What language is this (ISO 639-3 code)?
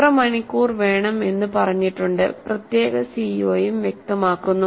mal